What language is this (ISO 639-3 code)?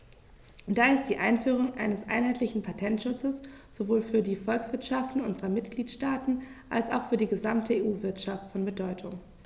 deu